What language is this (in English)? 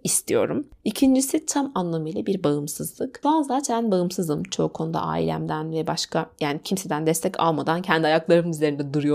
Turkish